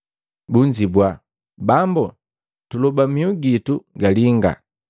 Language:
Matengo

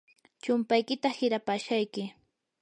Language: Yanahuanca Pasco Quechua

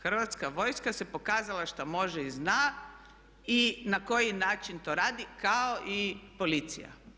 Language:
Croatian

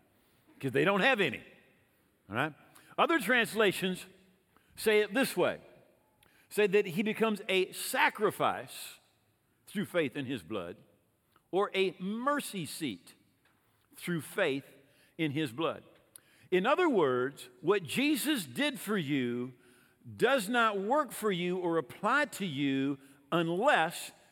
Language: English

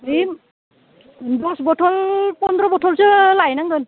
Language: Bodo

